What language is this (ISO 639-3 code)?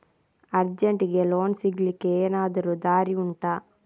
kan